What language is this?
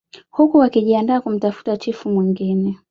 Swahili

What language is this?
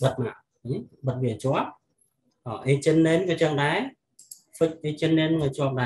Vietnamese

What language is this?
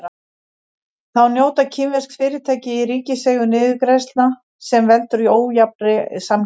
Icelandic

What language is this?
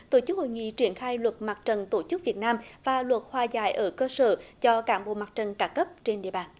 Vietnamese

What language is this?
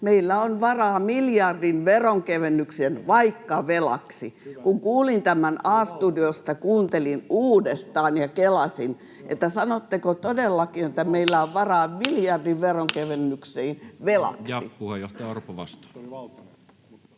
Finnish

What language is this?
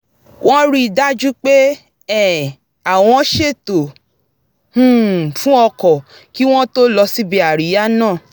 Yoruba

